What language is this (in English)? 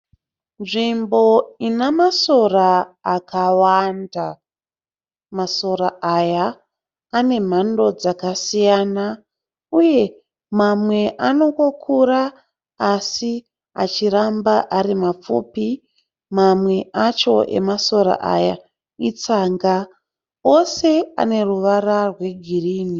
Shona